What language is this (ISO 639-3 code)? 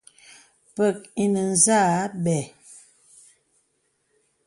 beb